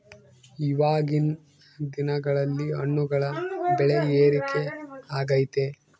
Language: Kannada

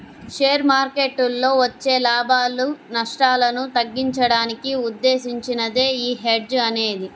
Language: Telugu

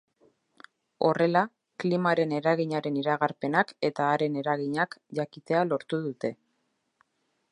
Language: Basque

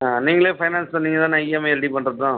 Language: Tamil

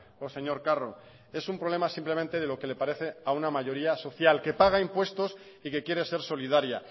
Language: Spanish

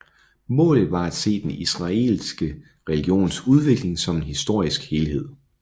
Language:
Danish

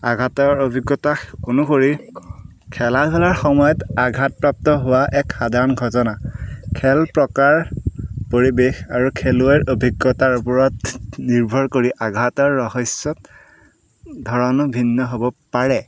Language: Assamese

